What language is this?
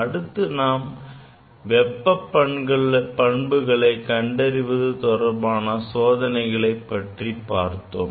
Tamil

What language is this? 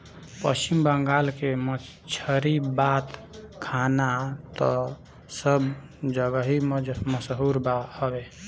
Bhojpuri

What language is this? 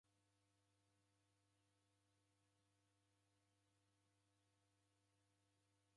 Taita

